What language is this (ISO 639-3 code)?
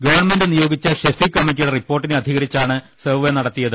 mal